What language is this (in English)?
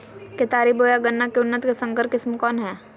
Magahi